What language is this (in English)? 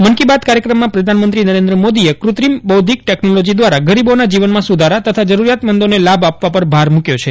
Gujarati